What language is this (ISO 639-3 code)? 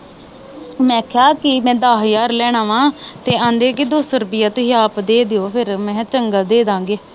pan